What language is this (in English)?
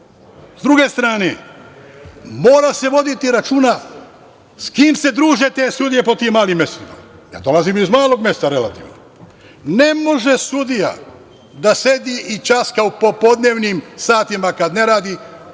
Serbian